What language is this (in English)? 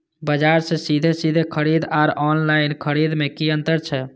Maithili